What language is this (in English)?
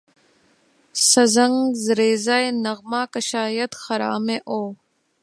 Urdu